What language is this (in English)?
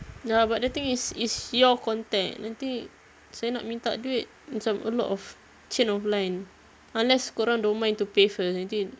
English